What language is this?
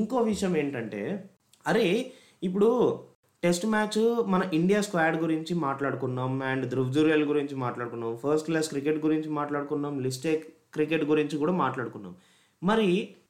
Telugu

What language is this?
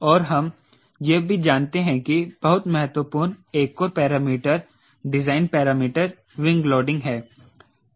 Hindi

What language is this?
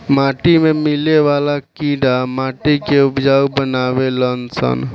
Bhojpuri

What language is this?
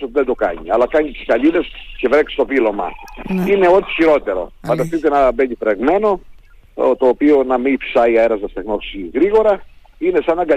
Greek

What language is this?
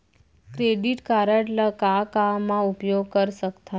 Chhattisgarhi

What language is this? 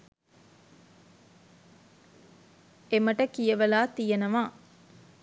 Sinhala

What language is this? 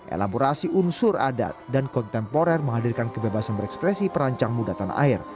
Indonesian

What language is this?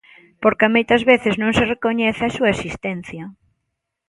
Galician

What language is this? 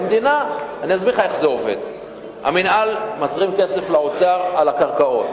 Hebrew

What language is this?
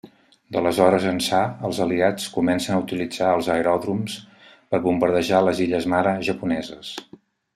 Catalan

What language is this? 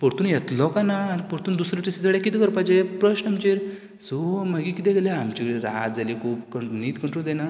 Konkani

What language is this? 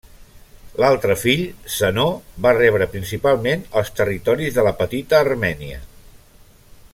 Catalan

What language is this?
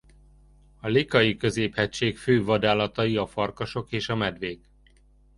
Hungarian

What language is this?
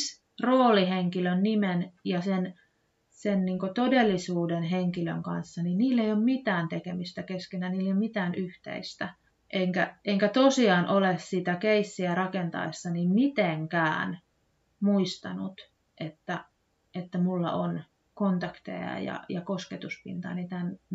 Finnish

